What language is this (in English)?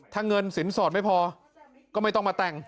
Thai